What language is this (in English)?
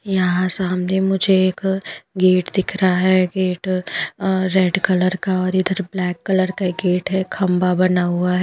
Hindi